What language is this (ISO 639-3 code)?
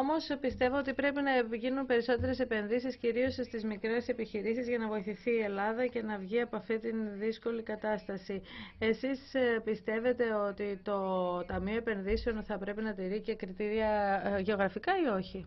ell